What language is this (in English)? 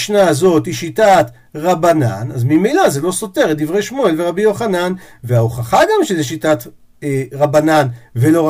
Hebrew